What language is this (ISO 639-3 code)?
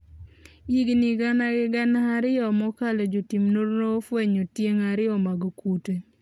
luo